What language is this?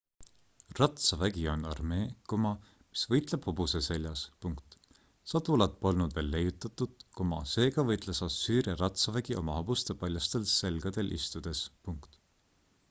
Estonian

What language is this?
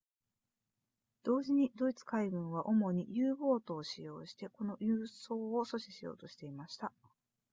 Japanese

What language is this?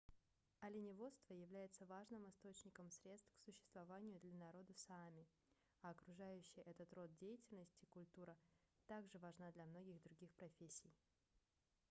Russian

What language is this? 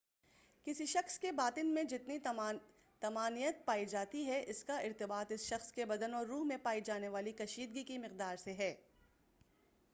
Urdu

